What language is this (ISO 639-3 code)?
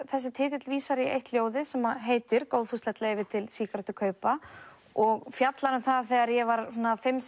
isl